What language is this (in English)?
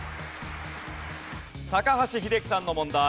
Japanese